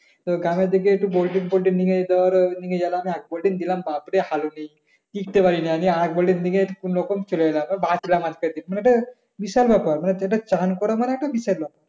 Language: Bangla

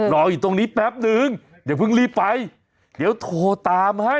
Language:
Thai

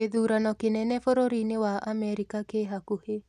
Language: Kikuyu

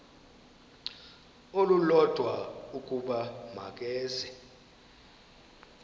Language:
Xhosa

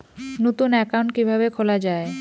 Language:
Bangla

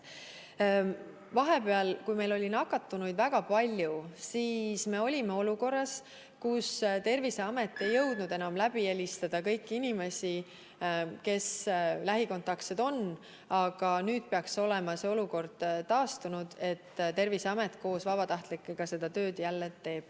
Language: Estonian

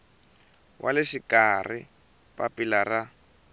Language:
Tsonga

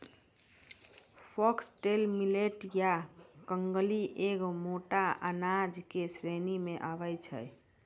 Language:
Maithili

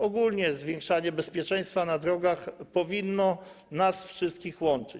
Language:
Polish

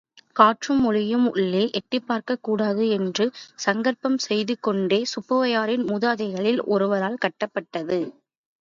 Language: Tamil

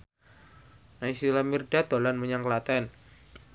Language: Javanese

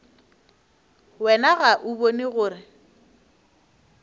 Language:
Northern Sotho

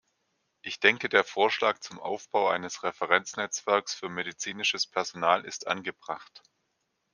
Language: German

